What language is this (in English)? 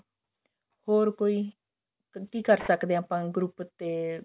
Punjabi